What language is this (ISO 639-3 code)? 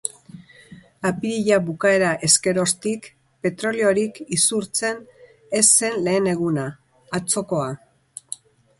eus